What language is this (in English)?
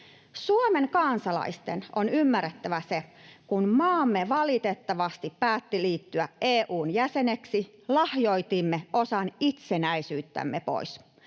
Finnish